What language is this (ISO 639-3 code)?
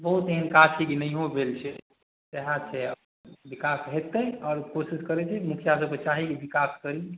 mai